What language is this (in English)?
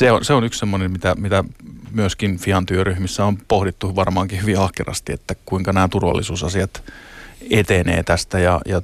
Finnish